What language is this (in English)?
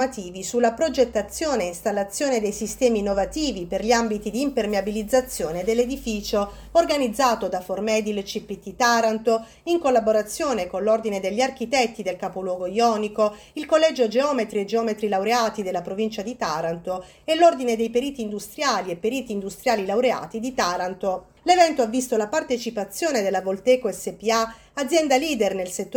Italian